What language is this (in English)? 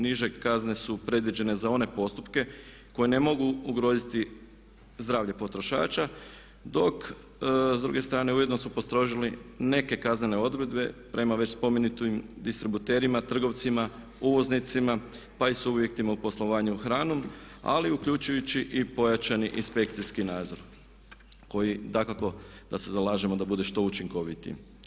Croatian